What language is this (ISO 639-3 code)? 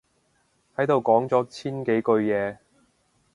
yue